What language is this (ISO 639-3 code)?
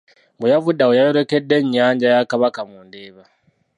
lug